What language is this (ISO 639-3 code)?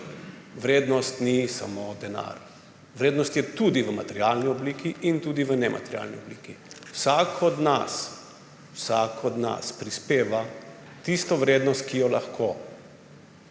slv